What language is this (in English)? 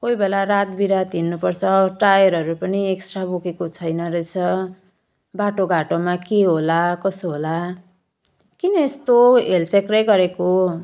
Nepali